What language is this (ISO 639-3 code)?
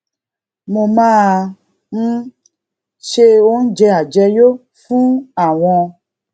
yor